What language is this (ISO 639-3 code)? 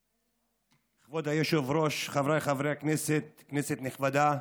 heb